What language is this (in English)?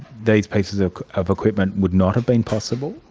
English